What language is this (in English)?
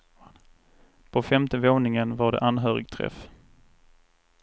Swedish